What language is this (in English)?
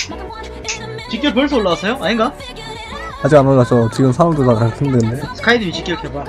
Korean